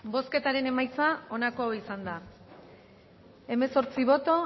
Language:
Basque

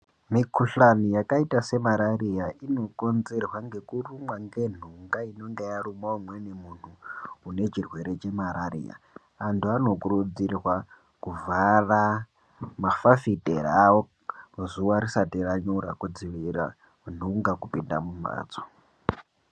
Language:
Ndau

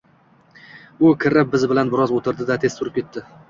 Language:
Uzbek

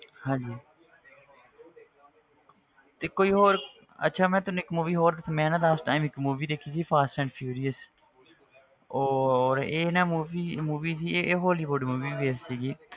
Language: Punjabi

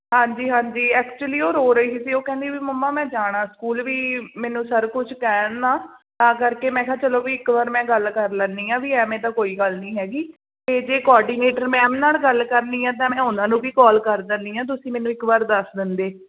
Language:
Punjabi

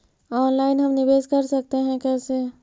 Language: Magahi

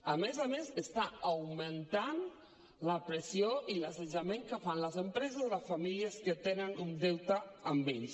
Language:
Catalan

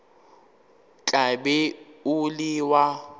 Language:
Northern Sotho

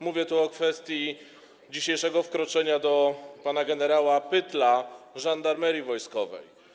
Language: Polish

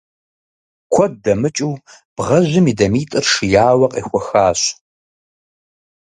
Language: Kabardian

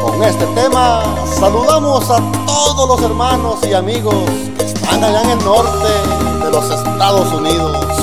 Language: Spanish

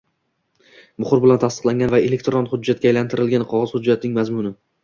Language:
Uzbek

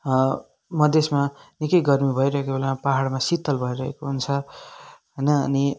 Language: Nepali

